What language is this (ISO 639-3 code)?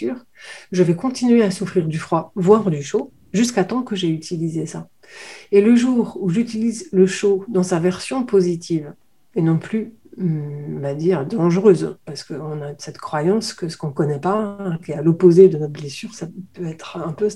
fra